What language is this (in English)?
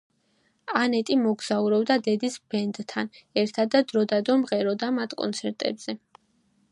Georgian